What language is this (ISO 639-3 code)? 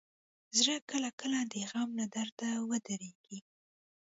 pus